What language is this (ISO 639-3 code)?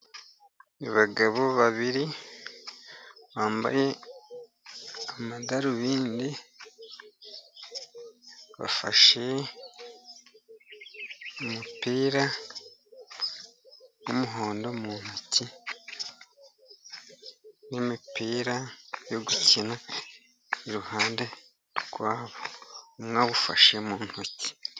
kin